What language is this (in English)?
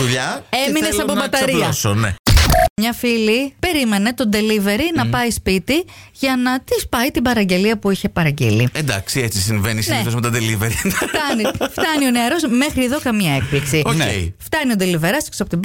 Greek